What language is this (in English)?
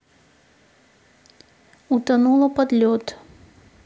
Russian